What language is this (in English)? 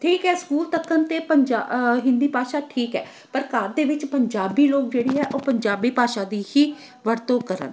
Punjabi